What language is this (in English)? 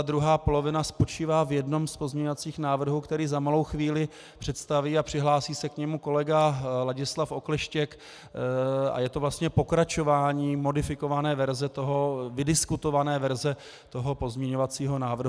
Czech